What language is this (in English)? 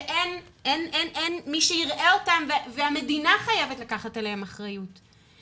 Hebrew